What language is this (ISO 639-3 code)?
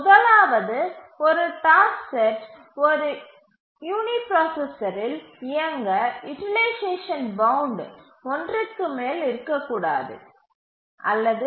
tam